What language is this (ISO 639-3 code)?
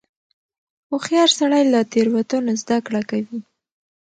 pus